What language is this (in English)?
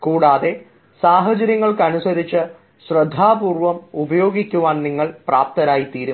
Malayalam